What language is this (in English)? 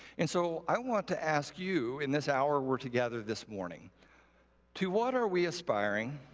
English